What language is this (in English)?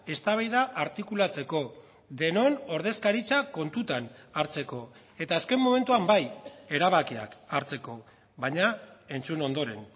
Basque